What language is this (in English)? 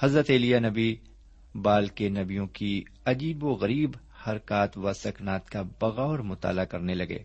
Urdu